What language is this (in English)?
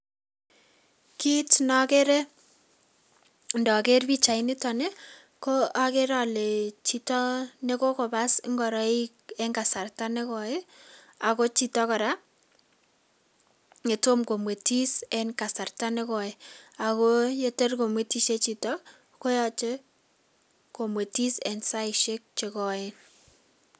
Kalenjin